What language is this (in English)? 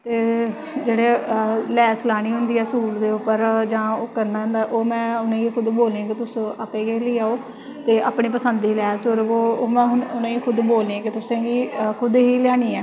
Dogri